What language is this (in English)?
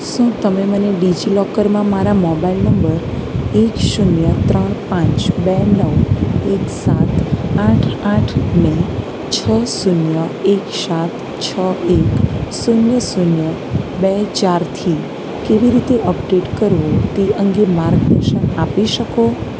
Gujarati